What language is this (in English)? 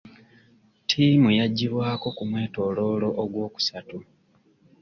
Ganda